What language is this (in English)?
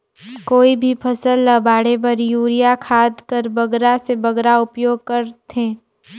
Chhattisgarhi